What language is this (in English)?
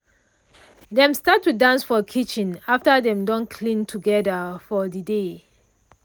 Nigerian Pidgin